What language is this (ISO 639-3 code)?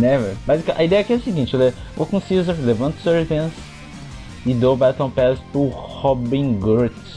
por